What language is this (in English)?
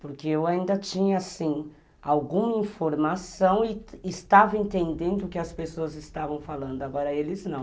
Portuguese